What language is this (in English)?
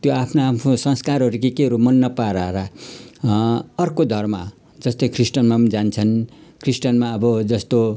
Nepali